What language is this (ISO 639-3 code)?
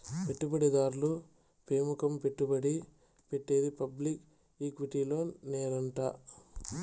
tel